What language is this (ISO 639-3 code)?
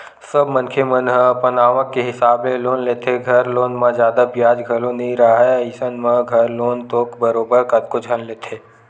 hne